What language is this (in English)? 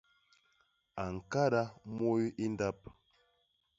Basaa